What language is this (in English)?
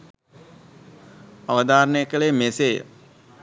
Sinhala